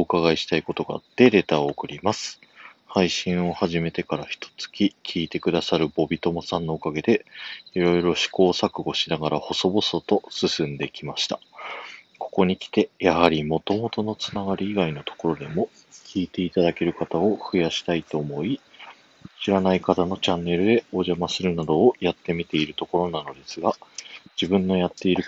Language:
Japanese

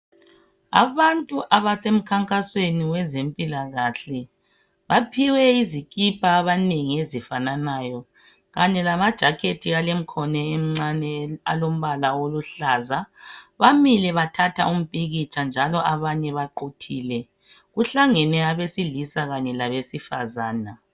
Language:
North Ndebele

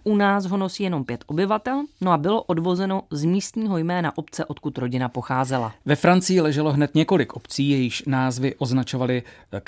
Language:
Czech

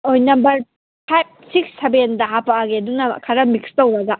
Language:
Manipuri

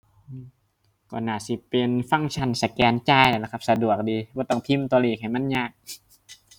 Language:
Thai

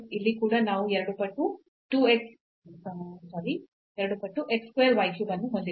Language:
Kannada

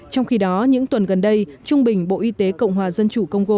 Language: Vietnamese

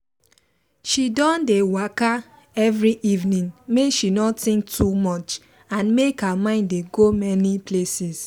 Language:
Nigerian Pidgin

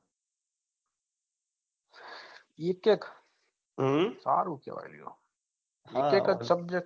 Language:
Gujarati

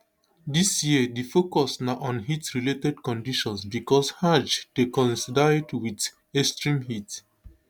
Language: Nigerian Pidgin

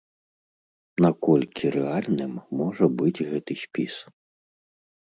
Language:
Belarusian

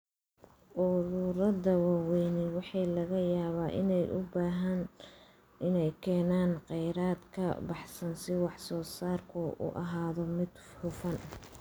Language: Somali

